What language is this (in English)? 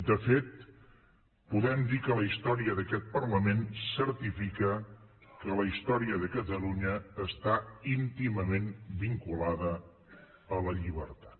Catalan